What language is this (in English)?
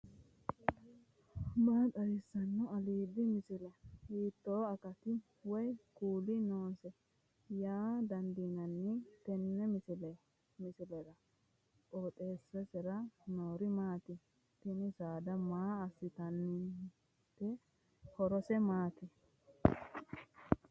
Sidamo